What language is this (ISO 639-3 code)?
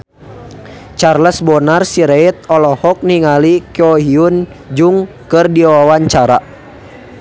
sun